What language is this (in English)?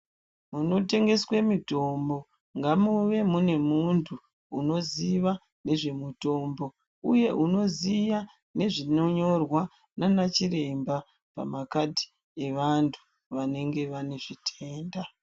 Ndau